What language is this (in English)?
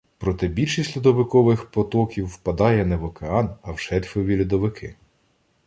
Ukrainian